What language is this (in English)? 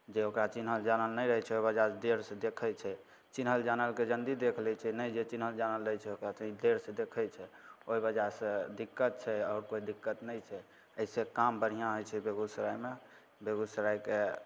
Maithili